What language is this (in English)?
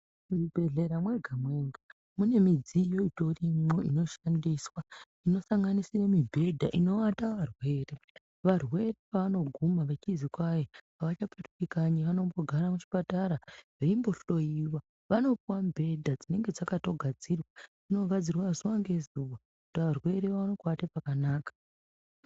Ndau